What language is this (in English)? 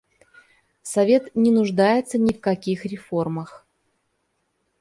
Russian